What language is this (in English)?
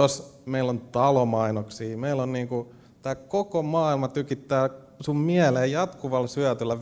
Finnish